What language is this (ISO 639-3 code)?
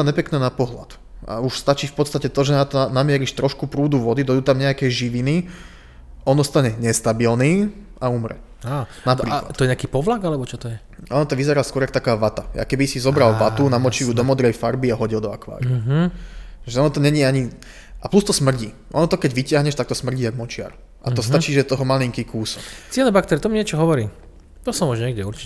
slk